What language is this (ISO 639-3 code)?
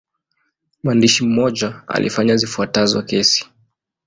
swa